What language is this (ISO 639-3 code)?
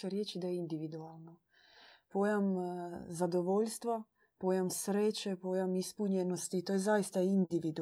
hrv